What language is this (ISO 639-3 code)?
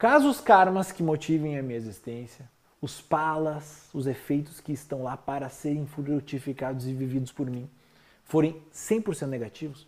por